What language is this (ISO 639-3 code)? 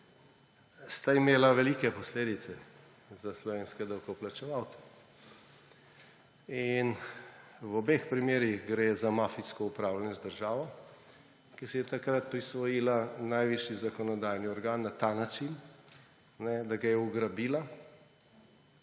slv